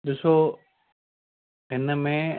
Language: Sindhi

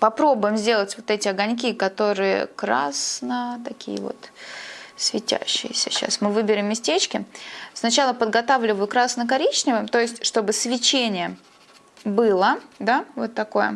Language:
Russian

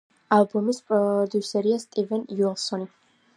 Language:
Georgian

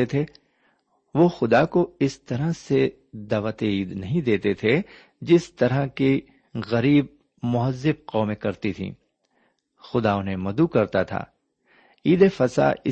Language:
Urdu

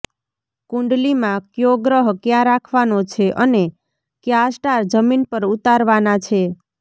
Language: Gujarati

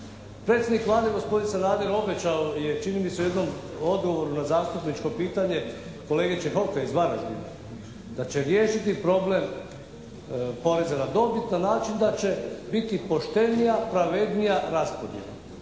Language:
Croatian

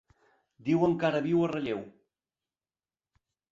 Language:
Catalan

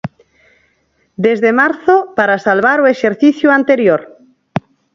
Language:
Galician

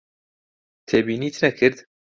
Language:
Central Kurdish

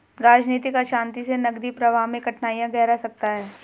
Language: Hindi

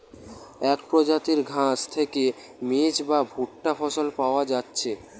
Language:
Bangla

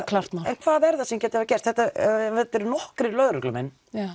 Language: Icelandic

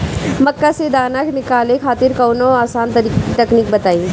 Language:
Bhojpuri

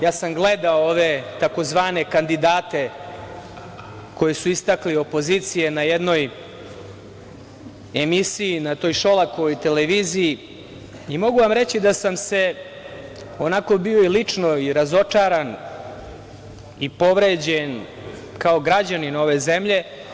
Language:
Serbian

